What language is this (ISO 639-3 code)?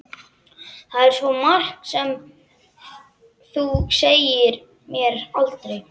isl